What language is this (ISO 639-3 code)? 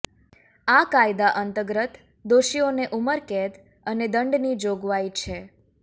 guj